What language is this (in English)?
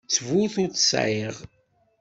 Kabyle